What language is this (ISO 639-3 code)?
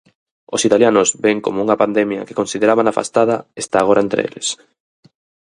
glg